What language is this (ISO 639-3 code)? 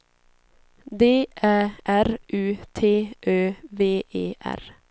swe